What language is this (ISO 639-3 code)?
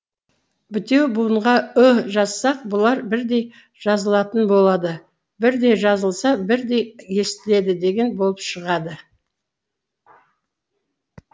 kaz